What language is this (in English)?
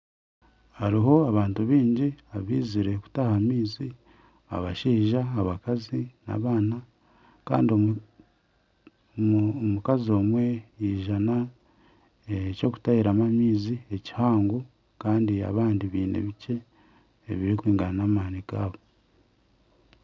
Nyankole